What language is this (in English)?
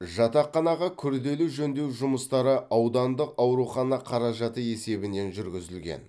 Kazakh